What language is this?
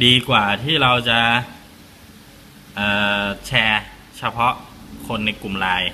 Thai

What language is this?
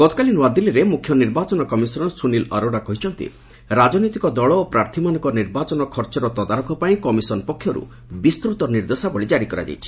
Odia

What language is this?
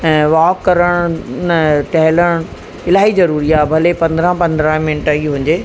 Sindhi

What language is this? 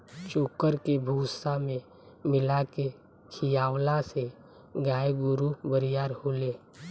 Bhojpuri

